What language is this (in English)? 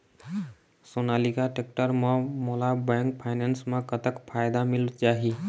Chhattisgarhi